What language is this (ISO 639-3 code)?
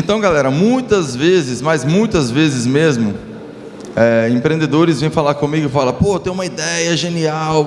por